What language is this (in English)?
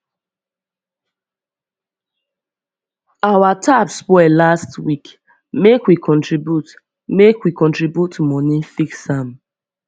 Nigerian Pidgin